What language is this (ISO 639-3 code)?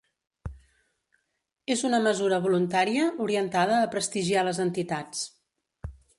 cat